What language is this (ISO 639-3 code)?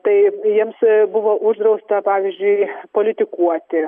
lit